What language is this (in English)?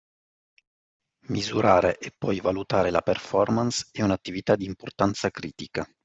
Italian